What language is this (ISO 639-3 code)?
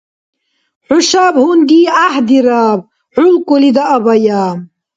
dar